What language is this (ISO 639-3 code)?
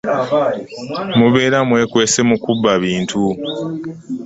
lug